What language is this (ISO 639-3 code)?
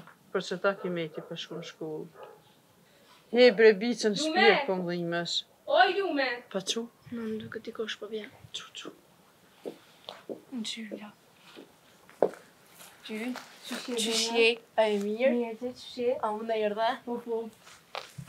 ron